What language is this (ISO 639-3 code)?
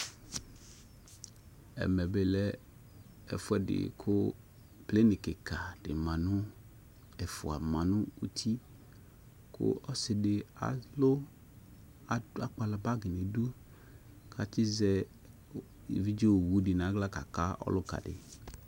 kpo